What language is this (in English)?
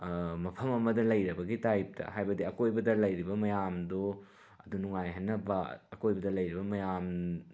Manipuri